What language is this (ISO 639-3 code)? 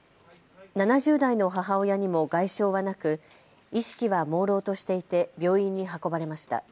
jpn